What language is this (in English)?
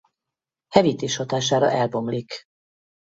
Hungarian